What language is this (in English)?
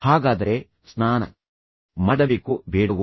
Kannada